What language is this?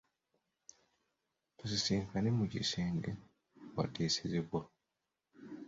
Ganda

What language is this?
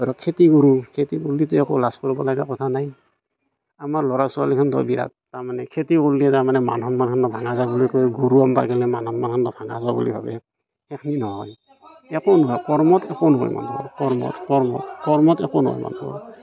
Assamese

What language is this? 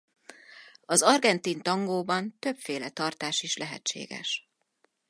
Hungarian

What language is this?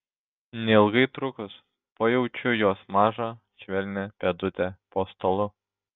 Lithuanian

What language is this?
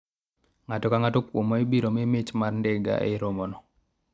Luo (Kenya and Tanzania)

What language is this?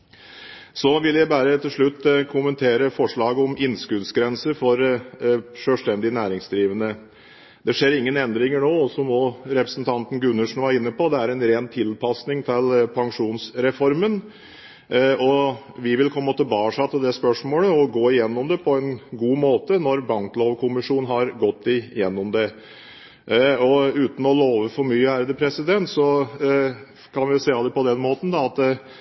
Norwegian Bokmål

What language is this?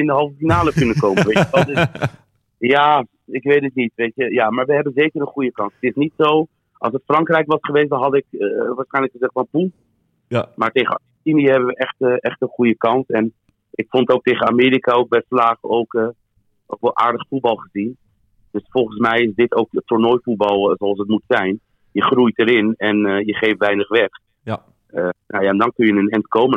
Dutch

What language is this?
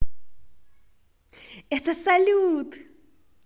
Russian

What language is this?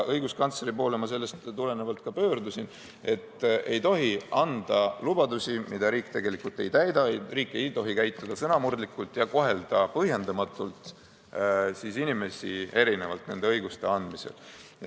Estonian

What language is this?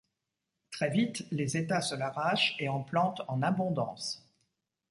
French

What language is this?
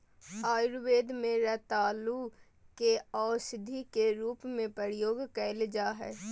Magahi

